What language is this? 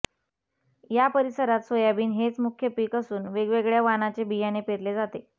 Marathi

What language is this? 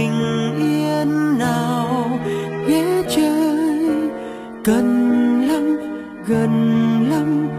Vietnamese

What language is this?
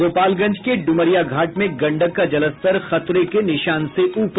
Hindi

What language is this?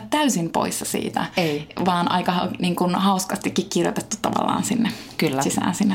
Finnish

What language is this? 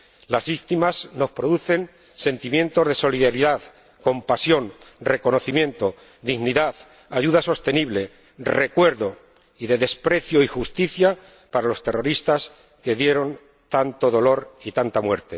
Spanish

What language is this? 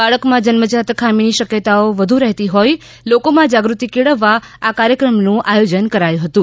Gujarati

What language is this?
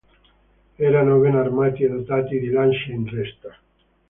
Italian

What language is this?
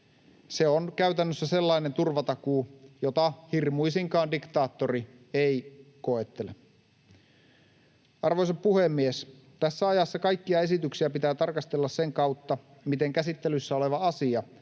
Finnish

